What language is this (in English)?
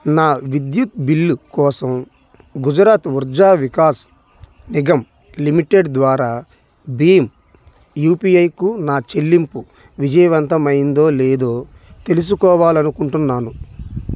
Telugu